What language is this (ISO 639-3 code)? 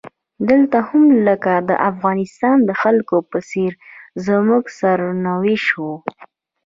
pus